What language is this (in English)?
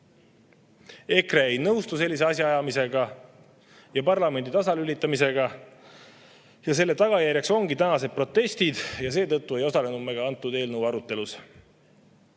Estonian